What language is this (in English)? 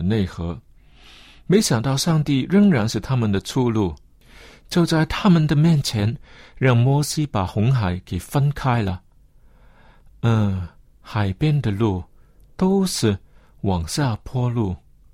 Chinese